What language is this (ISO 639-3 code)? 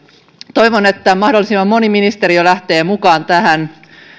fin